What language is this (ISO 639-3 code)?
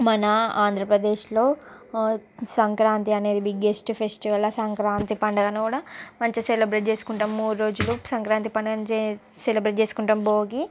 tel